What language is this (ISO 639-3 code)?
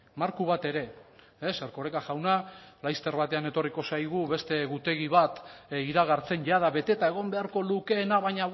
eus